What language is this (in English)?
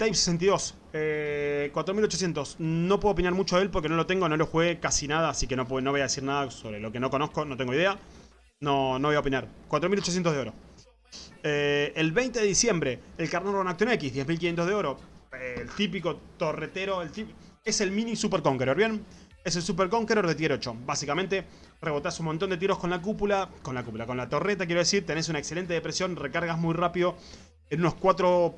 Spanish